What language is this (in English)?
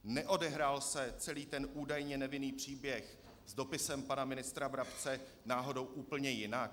Czech